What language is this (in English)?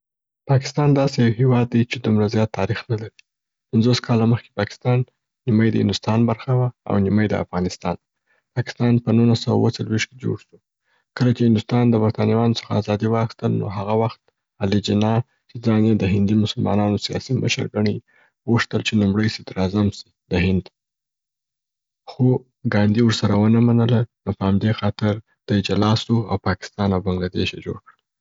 Southern Pashto